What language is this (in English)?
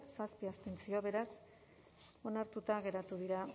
Basque